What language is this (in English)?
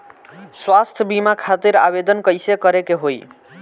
Bhojpuri